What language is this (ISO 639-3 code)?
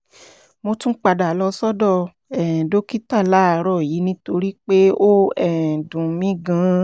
yor